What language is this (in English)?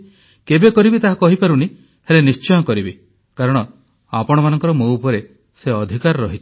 Odia